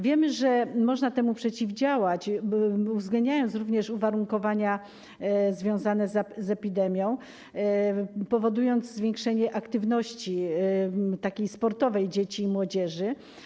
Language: Polish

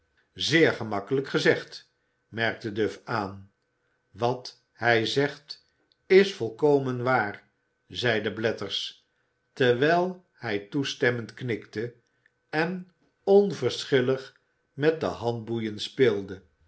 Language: Dutch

